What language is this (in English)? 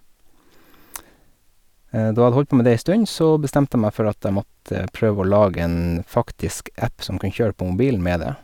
Norwegian